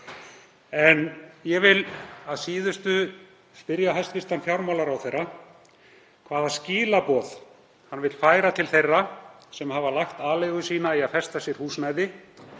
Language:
Icelandic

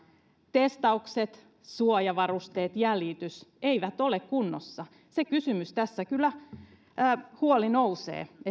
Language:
Finnish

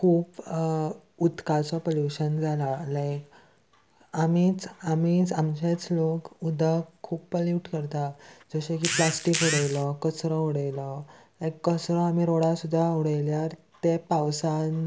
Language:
Konkani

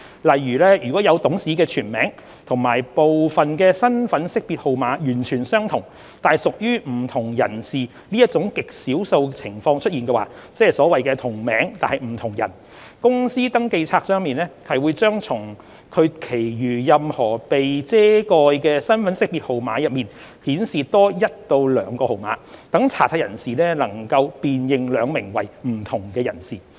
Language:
Cantonese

